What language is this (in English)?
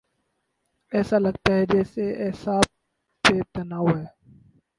Urdu